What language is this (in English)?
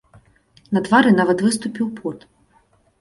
Belarusian